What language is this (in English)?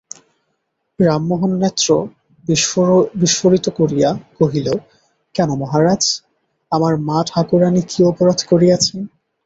Bangla